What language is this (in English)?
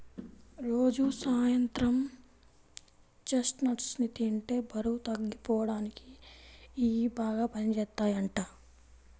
Telugu